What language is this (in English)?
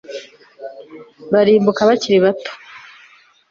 Kinyarwanda